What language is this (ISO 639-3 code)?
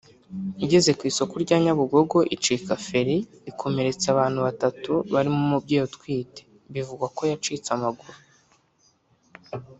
kin